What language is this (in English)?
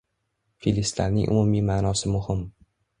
Uzbek